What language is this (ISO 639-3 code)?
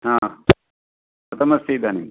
san